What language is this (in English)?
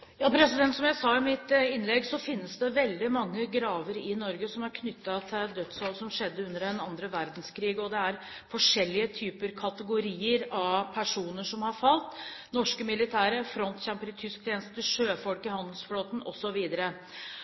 Norwegian Bokmål